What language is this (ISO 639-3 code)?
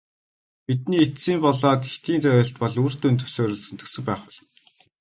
mon